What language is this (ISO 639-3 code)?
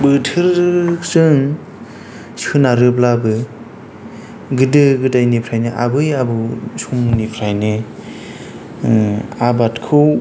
brx